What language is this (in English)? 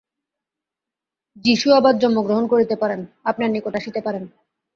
Bangla